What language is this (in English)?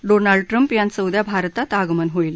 Marathi